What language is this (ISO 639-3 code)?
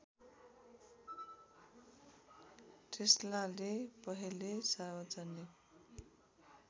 nep